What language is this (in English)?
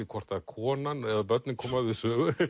Icelandic